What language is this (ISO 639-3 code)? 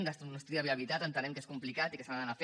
cat